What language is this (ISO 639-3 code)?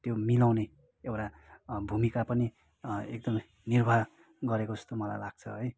nep